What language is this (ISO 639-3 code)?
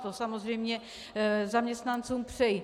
ces